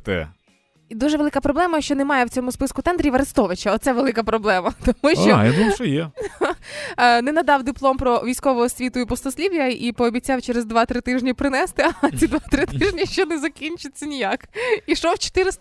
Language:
Ukrainian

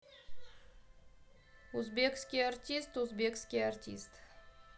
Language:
Russian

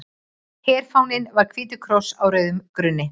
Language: Icelandic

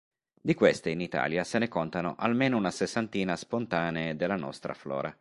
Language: Italian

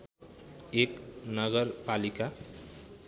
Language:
Nepali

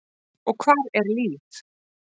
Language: Icelandic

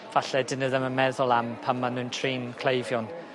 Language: Welsh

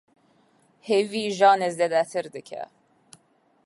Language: Kurdish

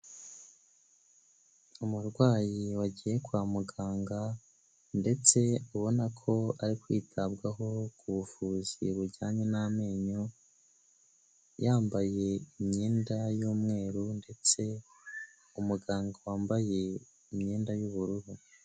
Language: Kinyarwanda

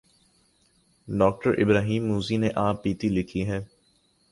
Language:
Urdu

